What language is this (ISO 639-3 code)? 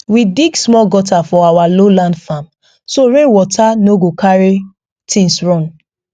pcm